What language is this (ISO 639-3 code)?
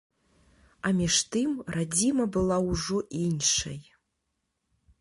bel